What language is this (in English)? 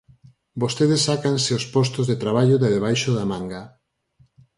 Galician